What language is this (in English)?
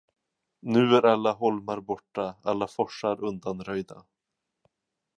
Swedish